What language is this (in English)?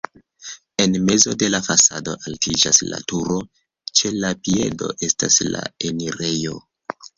Esperanto